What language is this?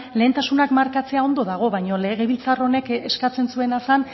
Basque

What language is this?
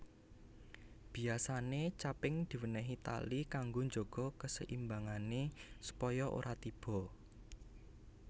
Javanese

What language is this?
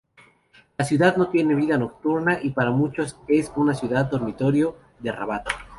Spanish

